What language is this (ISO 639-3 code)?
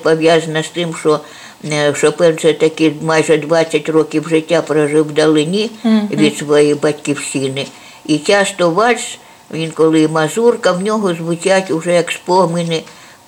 ukr